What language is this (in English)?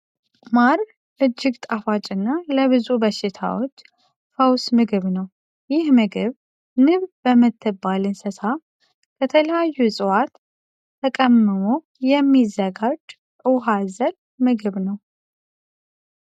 Amharic